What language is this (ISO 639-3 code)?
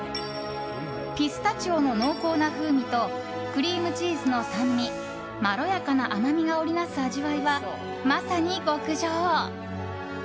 jpn